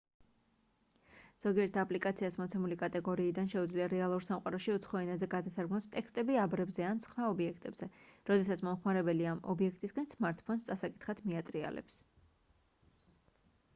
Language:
Georgian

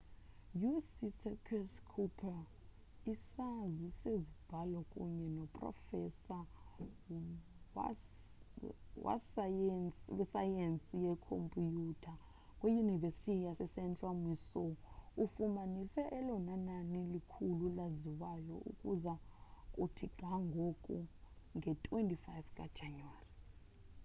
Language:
Xhosa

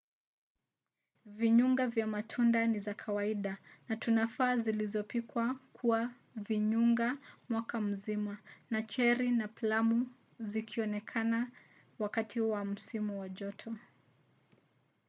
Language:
Swahili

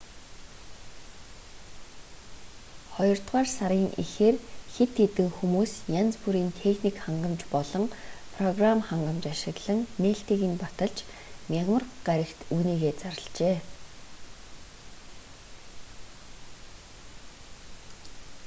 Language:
Mongolian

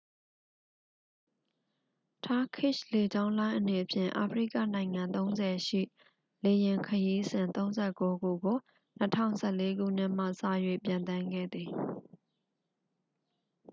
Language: Burmese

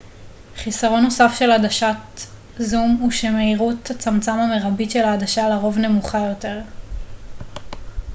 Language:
Hebrew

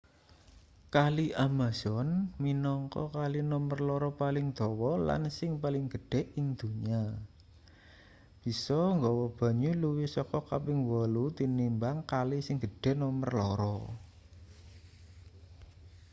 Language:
Javanese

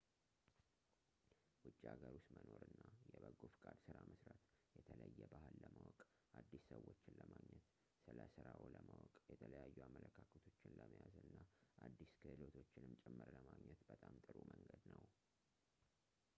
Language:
Amharic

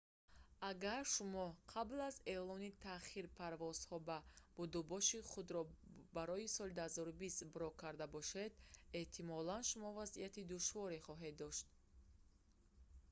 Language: Tajik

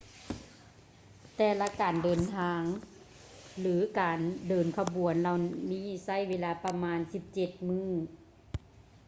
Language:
Lao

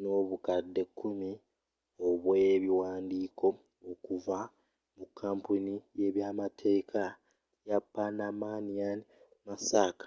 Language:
Ganda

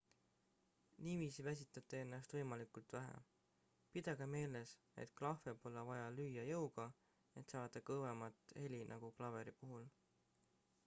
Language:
Estonian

